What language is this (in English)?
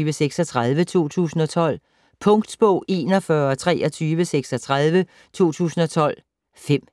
Danish